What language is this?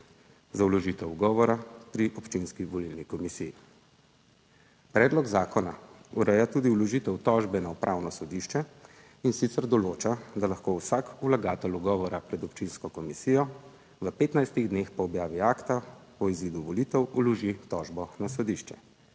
Slovenian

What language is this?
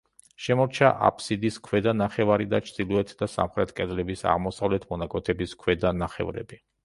Georgian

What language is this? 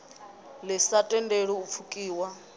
Venda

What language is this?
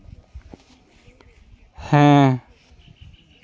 Santali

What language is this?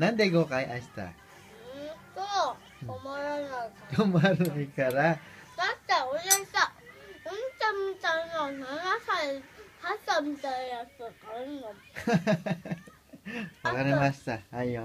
Japanese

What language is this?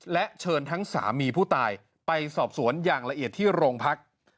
Thai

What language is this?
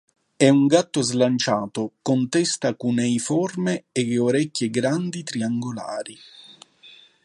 Italian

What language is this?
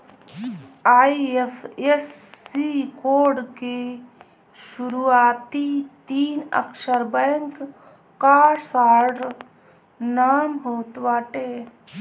Bhojpuri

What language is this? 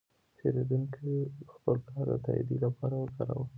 Pashto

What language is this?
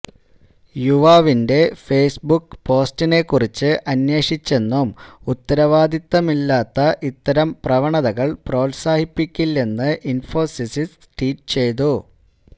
Malayalam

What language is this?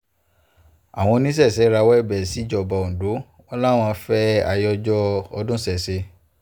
Yoruba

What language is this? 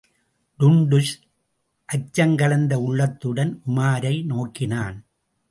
Tamil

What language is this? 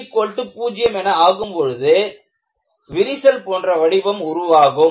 Tamil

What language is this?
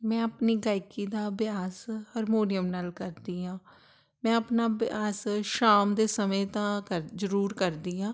Punjabi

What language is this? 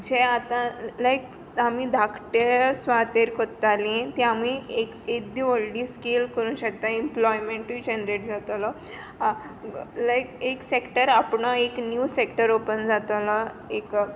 Konkani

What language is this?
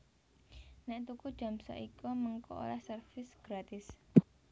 Javanese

